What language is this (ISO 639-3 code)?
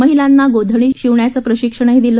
mar